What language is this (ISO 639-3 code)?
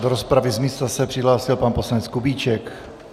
ces